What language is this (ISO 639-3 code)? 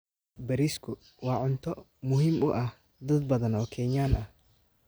som